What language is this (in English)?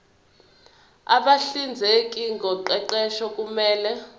Zulu